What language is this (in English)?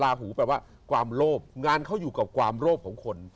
Thai